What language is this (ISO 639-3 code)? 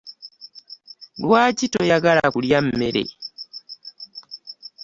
lug